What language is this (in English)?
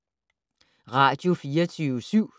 Danish